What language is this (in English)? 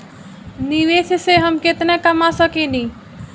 Bhojpuri